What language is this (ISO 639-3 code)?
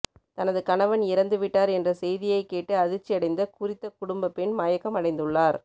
tam